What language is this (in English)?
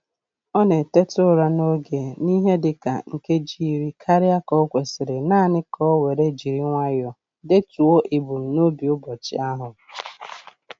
Igbo